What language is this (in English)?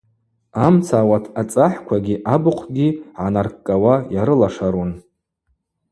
Abaza